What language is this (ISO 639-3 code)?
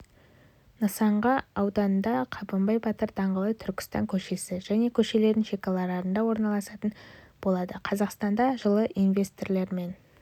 kaz